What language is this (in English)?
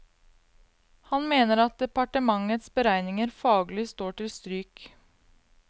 Norwegian